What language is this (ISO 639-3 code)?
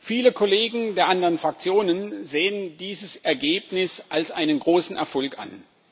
deu